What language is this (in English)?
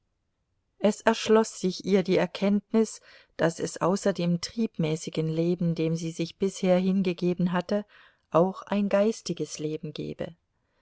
German